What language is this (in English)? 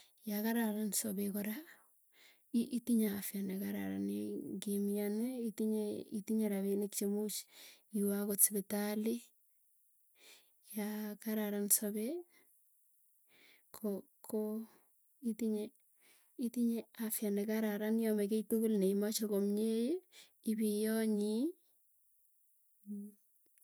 Tugen